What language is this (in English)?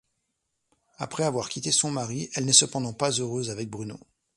French